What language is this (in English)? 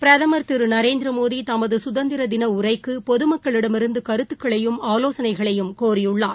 Tamil